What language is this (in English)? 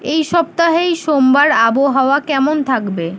Bangla